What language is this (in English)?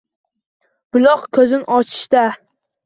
Uzbek